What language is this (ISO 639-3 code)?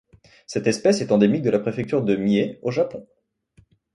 fra